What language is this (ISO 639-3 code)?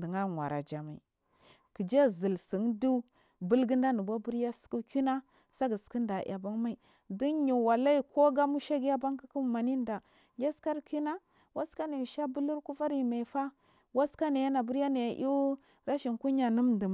mfm